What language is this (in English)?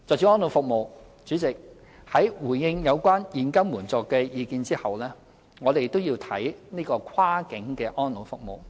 Cantonese